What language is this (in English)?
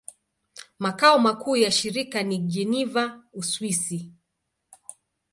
Swahili